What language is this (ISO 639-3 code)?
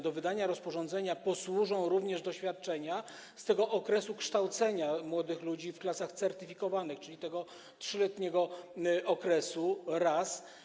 pol